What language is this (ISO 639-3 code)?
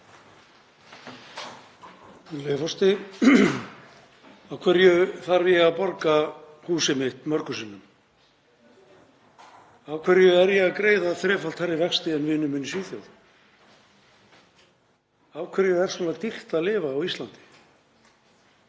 isl